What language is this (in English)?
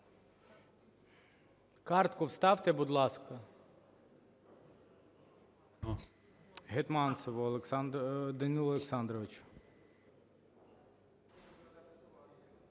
Ukrainian